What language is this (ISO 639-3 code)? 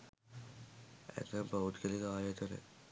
sin